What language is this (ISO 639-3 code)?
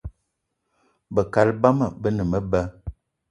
eto